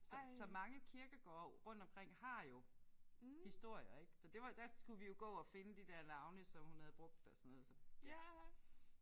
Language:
Danish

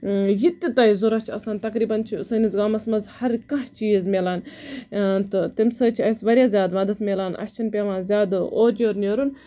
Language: Kashmiri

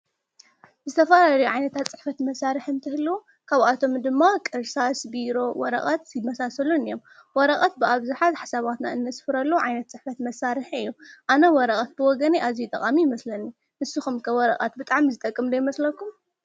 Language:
Tigrinya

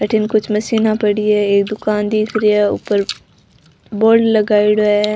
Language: Rajasthani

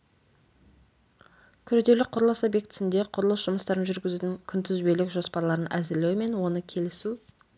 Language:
Kazakh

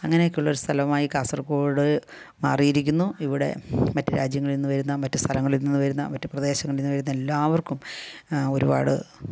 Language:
Malayalam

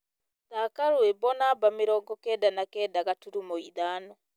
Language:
Kikuyu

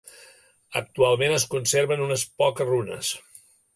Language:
Catalan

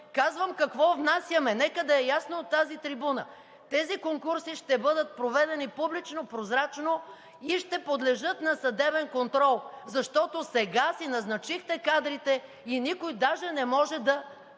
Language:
Bulgarian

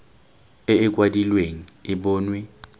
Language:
Tswana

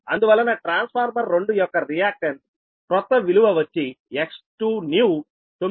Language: Telugu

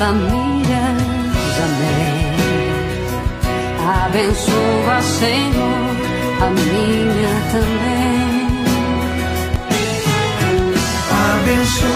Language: Portuguese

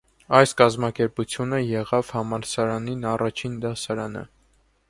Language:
Armenian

